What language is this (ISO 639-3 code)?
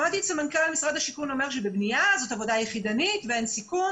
heb